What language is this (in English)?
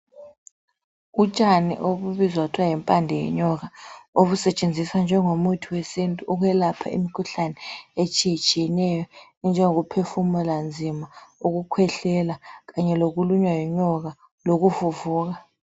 North Ndebele